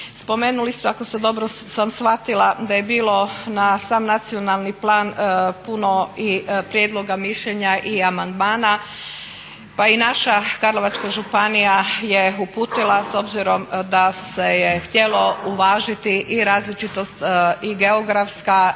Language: Croatian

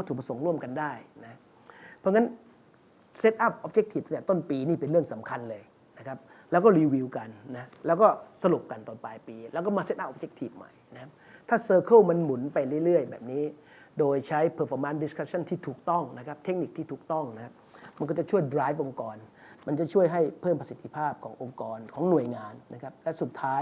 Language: Thai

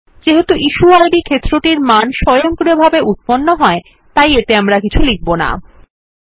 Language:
Bangla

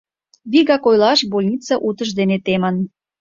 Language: Mari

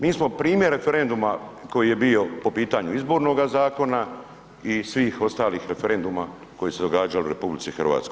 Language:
Croatian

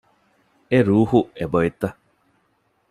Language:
Divehi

